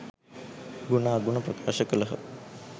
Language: Sinhala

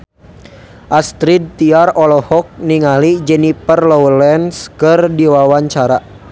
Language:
Sundanese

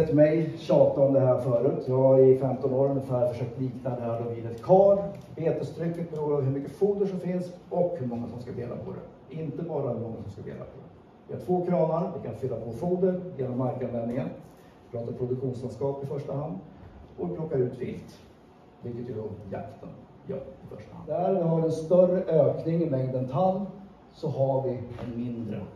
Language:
Swedish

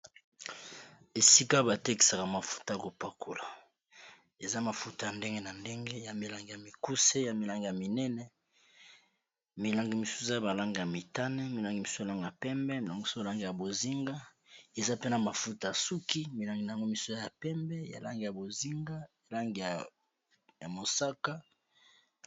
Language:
Lingala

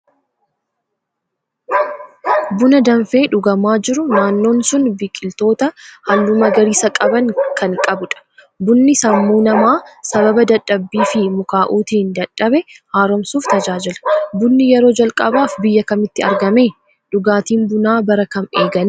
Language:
Oromo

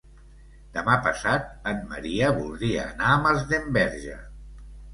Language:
Catalan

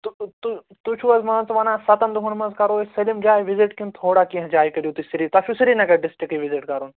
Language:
Kashmiri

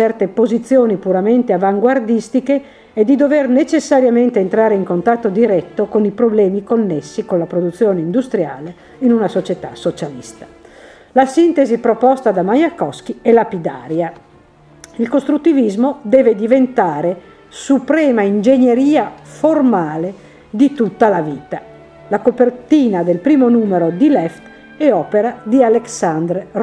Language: Italian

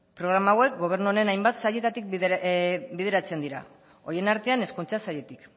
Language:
Basque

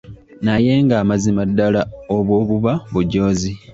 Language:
Ganda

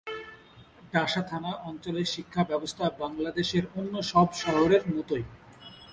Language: Bangla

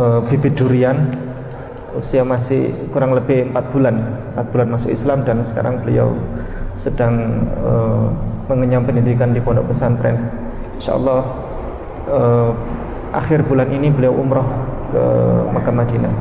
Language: Indonesian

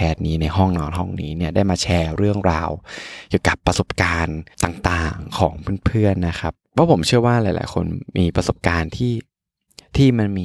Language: Thai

